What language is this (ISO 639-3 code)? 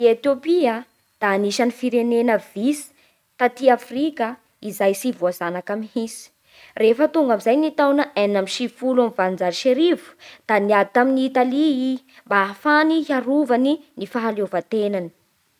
bhr